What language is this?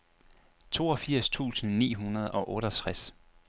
Danish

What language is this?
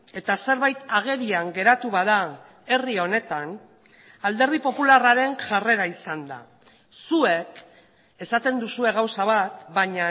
Basque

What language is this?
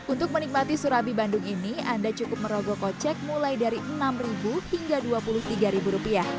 Indonesian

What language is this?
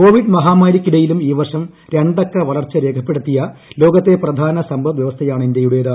Malayalam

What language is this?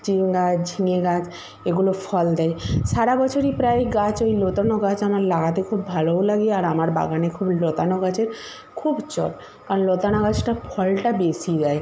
Bangla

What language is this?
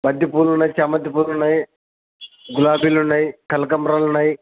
Telugu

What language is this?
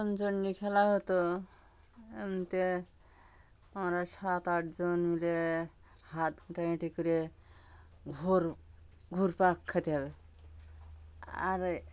Bangla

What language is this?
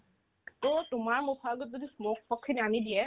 Assamese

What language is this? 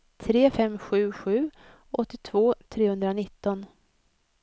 Swedish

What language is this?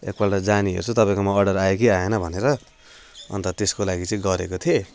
Nepali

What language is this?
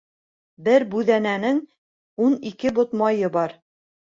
Bashkir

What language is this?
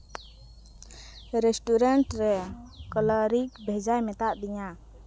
Santali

